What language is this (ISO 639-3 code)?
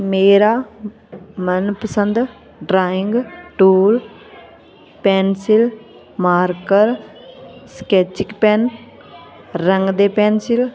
pan